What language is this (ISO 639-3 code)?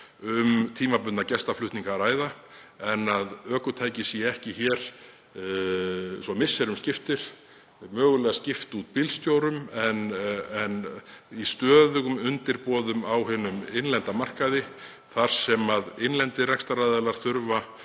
isl